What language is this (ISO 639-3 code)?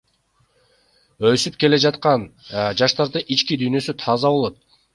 kir